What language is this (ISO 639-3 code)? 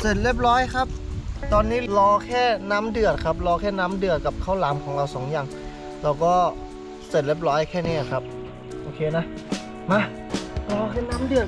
tha